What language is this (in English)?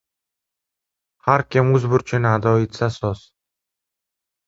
Uzbek